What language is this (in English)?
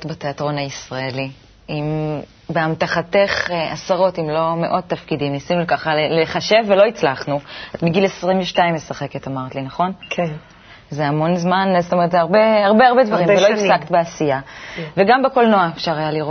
Hebrew